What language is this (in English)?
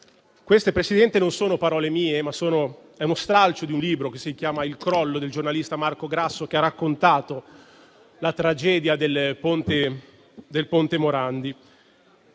Italian